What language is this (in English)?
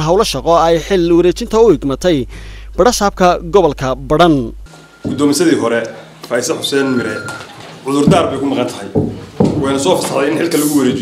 Arabic